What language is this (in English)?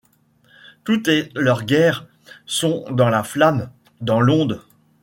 French